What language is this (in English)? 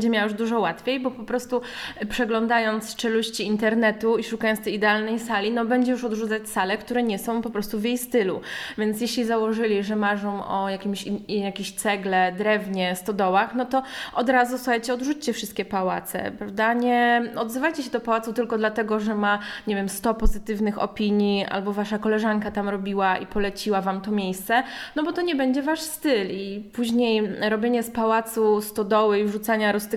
Polish